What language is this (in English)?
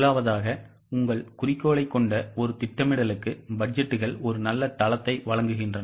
Tamil